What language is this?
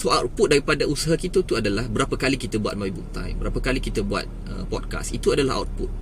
Malay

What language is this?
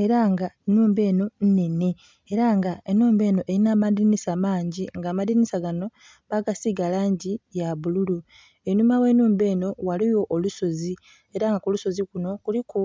Soga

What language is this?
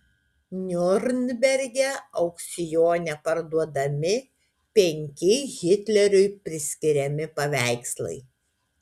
Lithuanian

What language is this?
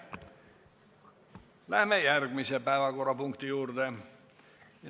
Estonian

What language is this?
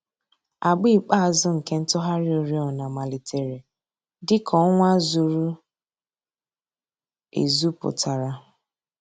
Igbo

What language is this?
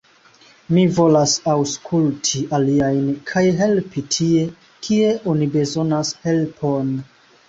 Esperanto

